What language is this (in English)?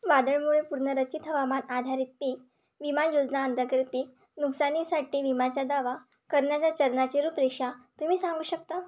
Marathi